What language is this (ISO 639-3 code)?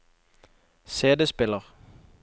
nor